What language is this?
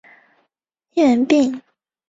Chinese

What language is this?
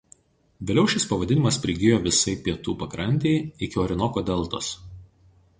Lithuanian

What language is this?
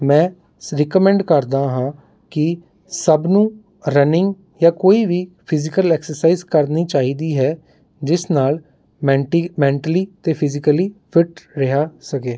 Punjabi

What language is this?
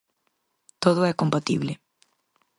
Galician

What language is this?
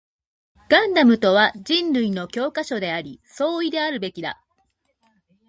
Japanese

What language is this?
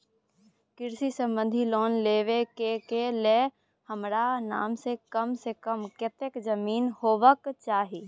Maithili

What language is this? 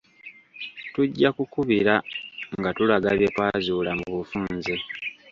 Ganda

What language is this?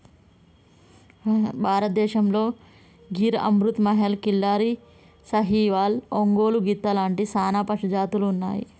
Telugu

